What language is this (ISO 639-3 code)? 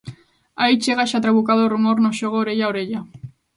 glg